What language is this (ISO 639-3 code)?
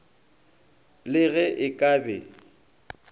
nso